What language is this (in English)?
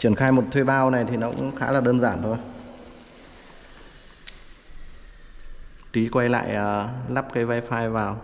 Vietnamese